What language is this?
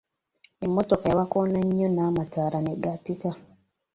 Ganda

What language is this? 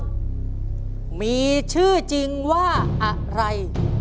Thai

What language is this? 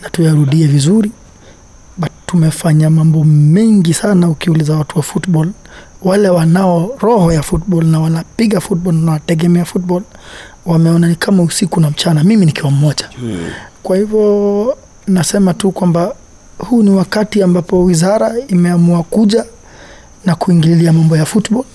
Swahili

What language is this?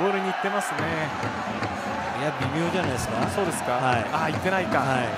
Japanese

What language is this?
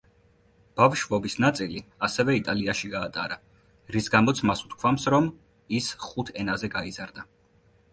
Georgian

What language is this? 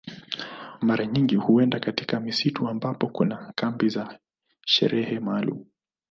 Swahili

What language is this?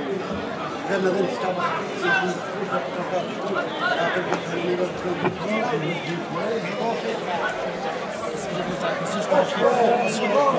Portuguese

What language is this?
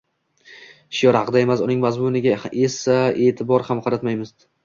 Uzbek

